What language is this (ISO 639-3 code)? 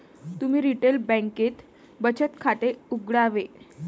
mar